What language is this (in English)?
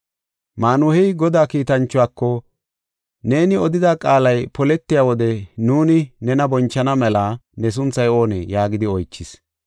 Gofa